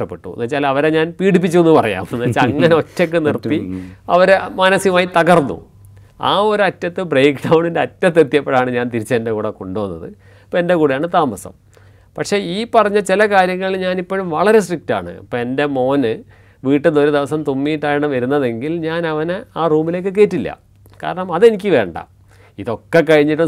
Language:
Malayalam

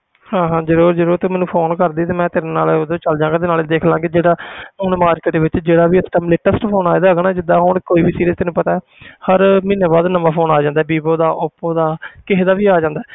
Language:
Punjabi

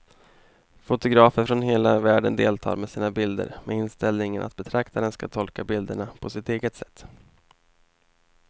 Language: Swedish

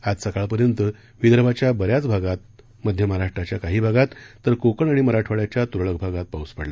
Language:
Marathi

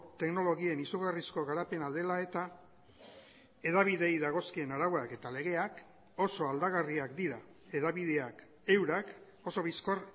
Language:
Basque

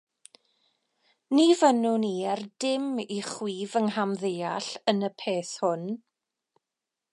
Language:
Welsh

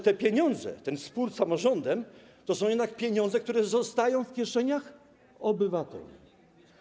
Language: Polish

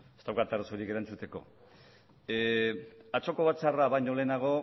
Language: Basque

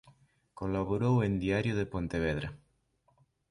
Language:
Galician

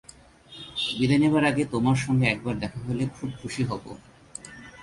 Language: Bangla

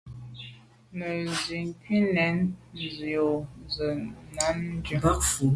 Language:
Medumba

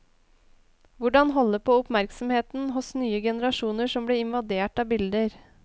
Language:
Norwegian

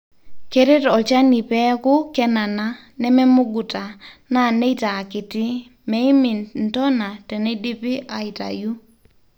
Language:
Masai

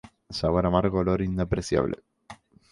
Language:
Spanish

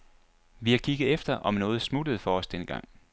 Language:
Danish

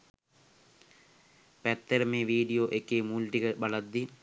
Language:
Sinhala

